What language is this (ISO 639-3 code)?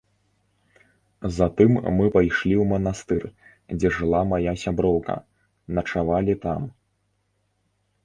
bel